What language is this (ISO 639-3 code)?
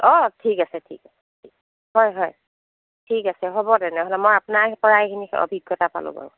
asm